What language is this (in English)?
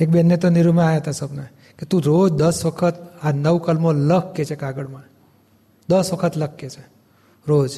Gujarati